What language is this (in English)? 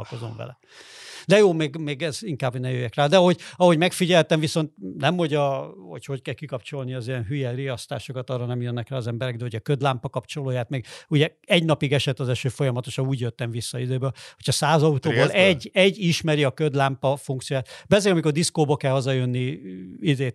Hungarian